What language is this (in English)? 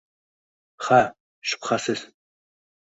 Uzbek